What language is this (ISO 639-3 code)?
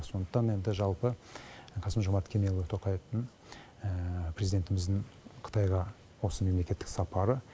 kaz